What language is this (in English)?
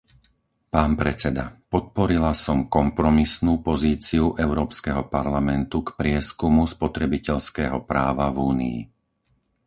Slovak